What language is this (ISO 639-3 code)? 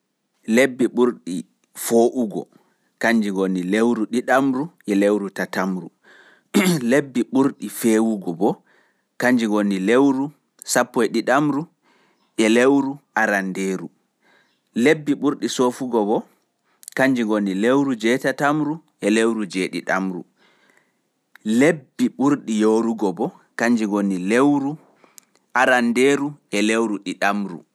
fuf